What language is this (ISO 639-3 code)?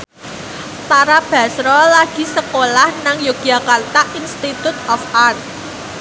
jav